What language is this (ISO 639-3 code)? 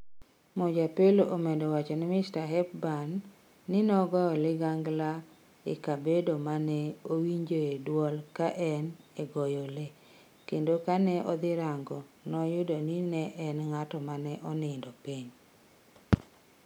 luo